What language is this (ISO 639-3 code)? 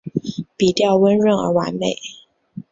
zho